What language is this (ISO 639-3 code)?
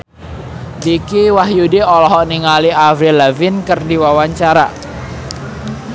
sun